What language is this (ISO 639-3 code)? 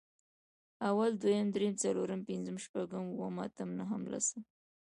pus